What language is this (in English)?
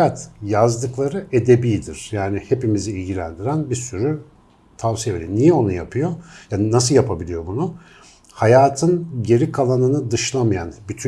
Turkish